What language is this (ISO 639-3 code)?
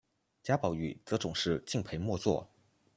zho